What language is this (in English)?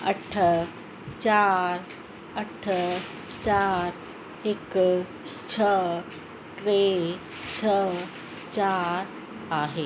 Sindhi